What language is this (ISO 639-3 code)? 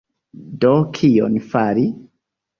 epo